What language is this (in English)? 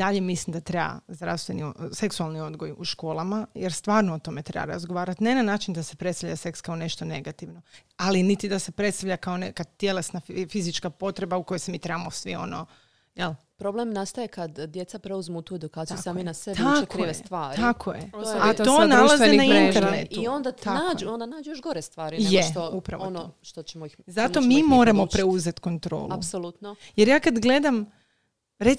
Croatian